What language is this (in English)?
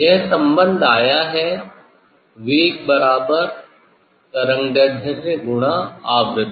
Hindi